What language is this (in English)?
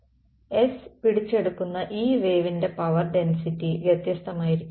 Malayalam